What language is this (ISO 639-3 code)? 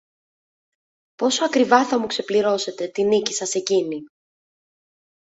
ell